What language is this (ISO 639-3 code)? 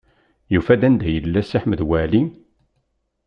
kab